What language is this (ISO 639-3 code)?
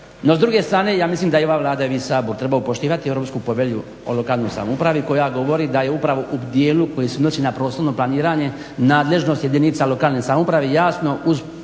hrv